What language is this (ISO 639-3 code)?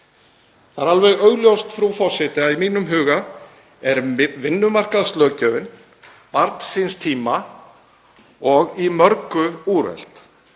isl